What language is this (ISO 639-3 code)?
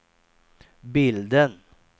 swe